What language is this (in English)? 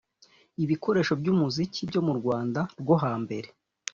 Kinyarwanda